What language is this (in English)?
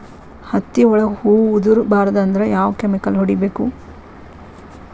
Kannada